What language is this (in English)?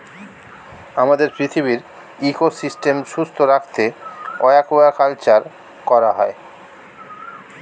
Bangla